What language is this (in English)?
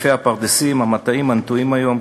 Hebrew